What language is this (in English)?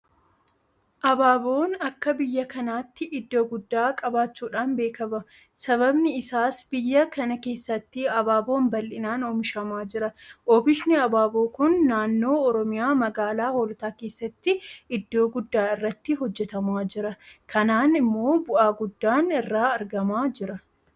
Oromo